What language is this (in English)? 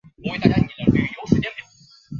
Chinese